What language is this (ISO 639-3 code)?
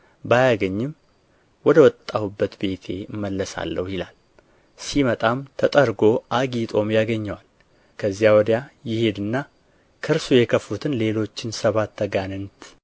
amh